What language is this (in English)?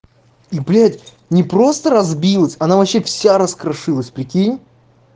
Russian